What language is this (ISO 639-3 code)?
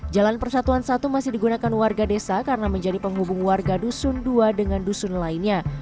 ind